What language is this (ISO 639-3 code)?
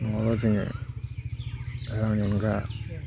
brx